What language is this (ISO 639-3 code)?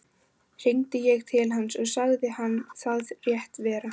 isl